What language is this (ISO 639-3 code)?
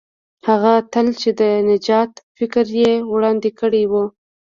pus